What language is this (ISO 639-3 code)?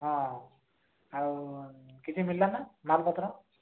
ori